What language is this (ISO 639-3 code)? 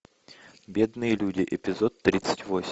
rus